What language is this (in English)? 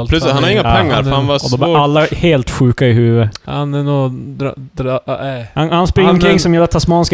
Swedish